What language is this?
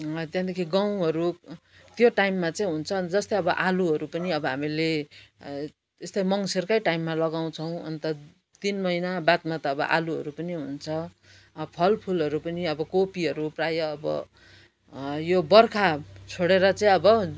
Nepali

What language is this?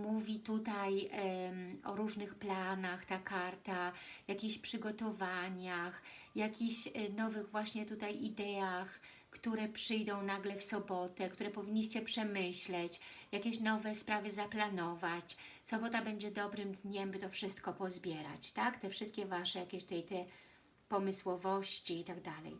Polish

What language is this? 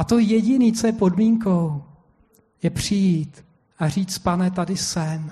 Czech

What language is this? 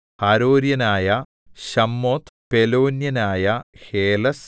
Malayalam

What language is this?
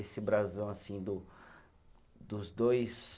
Portuguese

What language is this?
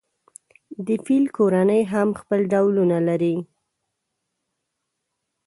Pashto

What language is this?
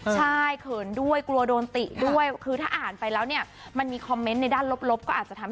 Thai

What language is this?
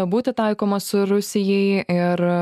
Lithuanian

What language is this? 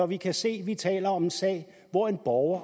Danish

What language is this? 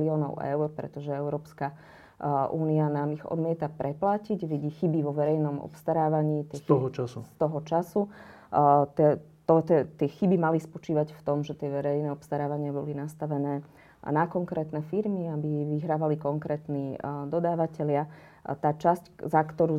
Slovak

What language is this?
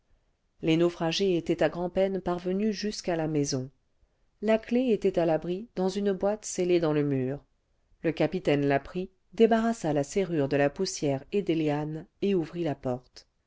French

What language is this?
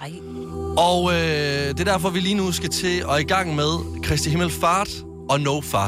Danish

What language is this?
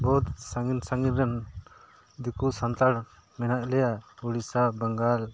Santali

